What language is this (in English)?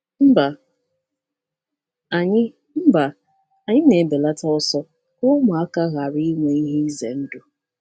Igbo